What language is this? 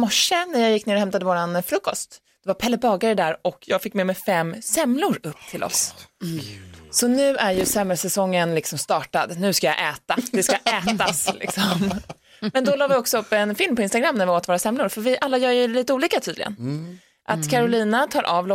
Swedish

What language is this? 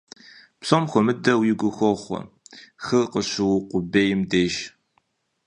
Kabardian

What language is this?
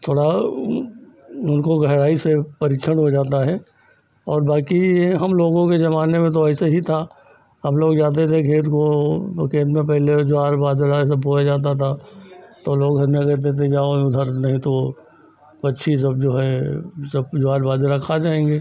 Hindi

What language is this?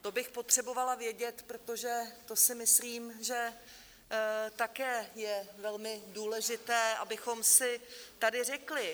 Czech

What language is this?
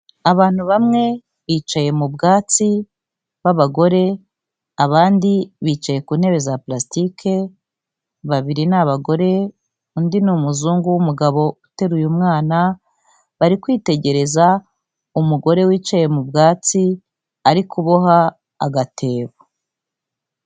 Kinyarwanda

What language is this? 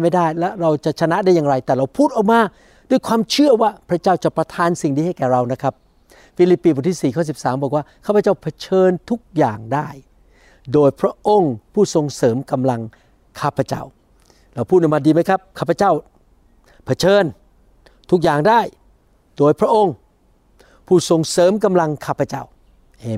Thai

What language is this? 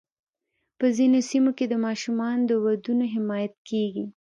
Pashto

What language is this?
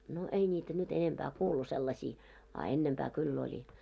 Finnish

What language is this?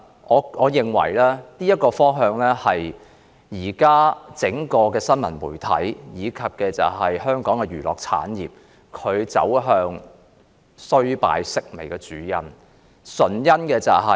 Cantonese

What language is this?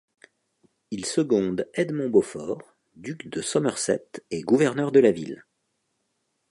French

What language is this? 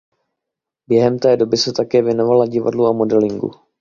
Czech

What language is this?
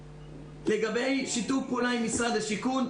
Hebrew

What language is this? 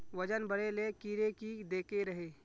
Magahi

